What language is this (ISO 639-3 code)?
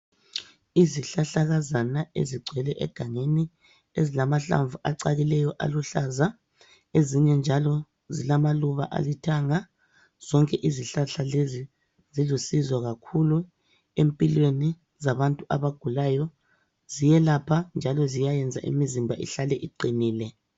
nde